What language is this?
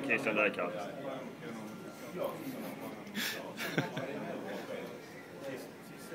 Swedish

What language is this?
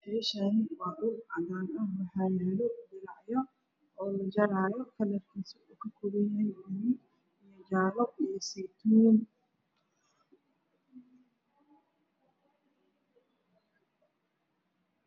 Somali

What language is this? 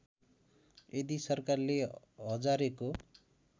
Nepali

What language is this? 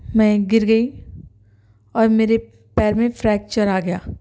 Urdu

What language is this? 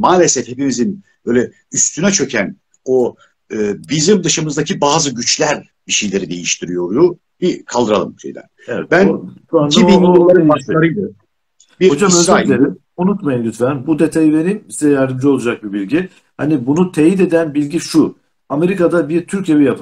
Turkish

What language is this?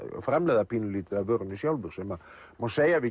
Icelandic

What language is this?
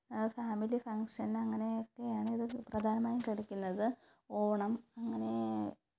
Malayalam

